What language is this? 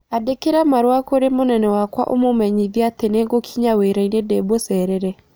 Kikuyu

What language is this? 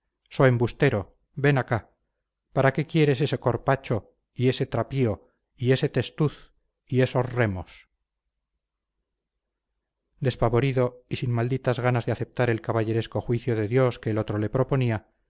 Spanish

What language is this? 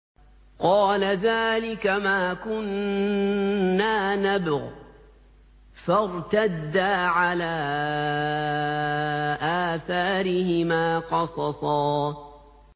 Arabic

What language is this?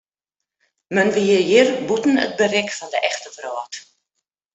Western Frisian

